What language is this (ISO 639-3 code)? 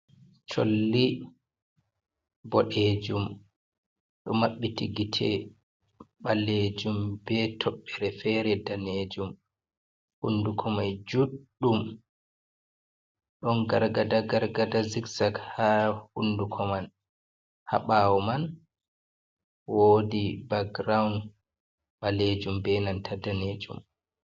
ful